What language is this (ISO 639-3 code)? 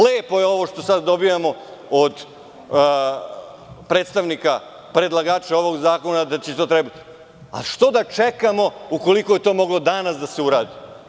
srp